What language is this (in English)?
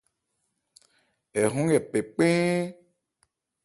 Ebrié